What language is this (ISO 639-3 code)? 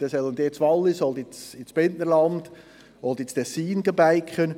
gsw